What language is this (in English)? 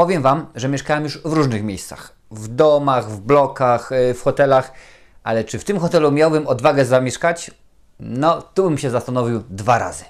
Polish